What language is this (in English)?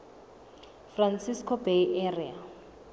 Southern Sotho